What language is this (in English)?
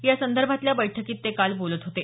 Marathi